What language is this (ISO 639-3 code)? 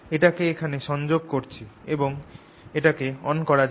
ben